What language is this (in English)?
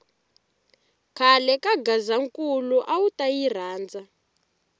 Tsonga